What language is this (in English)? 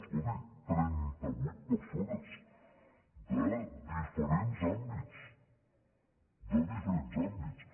Catalan